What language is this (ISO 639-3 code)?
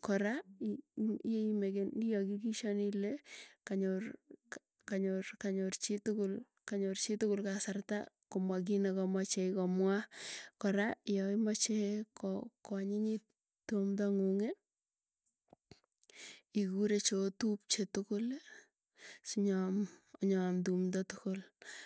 tuy